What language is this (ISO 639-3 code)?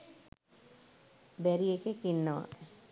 sin